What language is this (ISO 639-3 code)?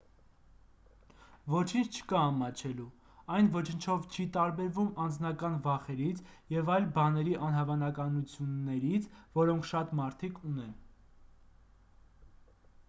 hye